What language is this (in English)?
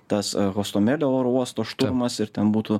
Lithuanian